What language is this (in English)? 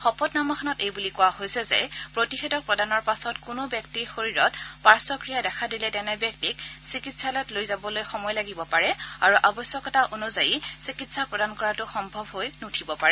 Assamese